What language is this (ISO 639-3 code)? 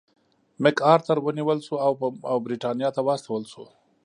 pus